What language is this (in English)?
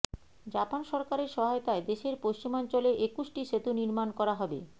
Bangla